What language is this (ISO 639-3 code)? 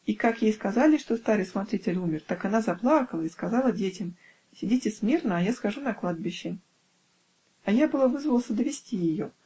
rus